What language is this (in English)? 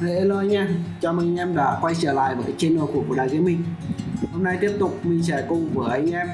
Vietnamese